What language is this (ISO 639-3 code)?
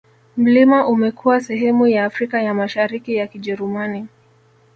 swa